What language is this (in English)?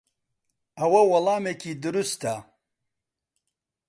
Central Kurdish